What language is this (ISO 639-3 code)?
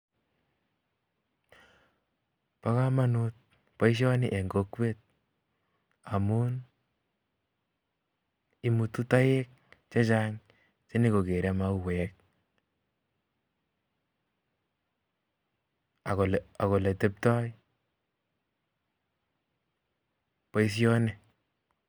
kln